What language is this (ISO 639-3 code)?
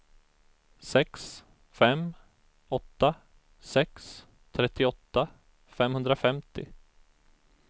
swe